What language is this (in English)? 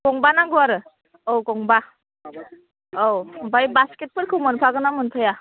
Bodo